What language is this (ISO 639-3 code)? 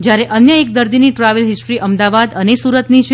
guj